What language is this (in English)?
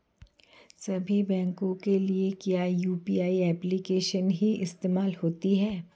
Hindi